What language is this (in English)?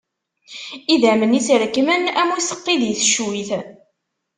Kabyle